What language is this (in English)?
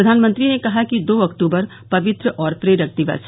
Hindi